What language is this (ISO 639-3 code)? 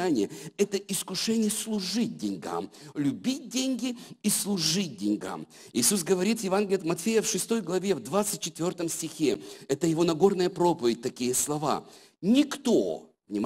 rus